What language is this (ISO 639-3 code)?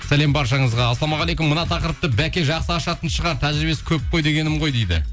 kaz